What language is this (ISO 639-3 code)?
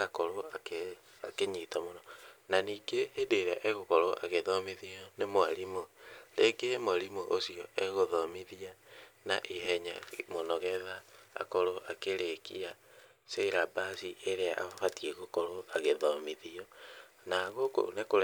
kik